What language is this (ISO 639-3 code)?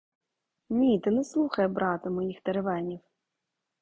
ukr